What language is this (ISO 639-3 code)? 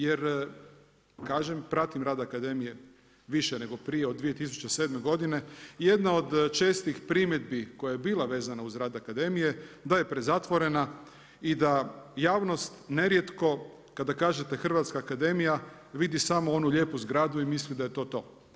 hrv